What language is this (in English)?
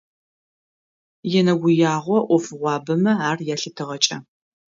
Adyghe